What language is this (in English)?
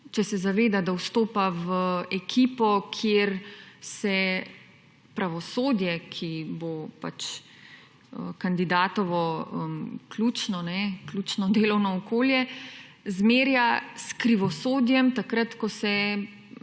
Slovenian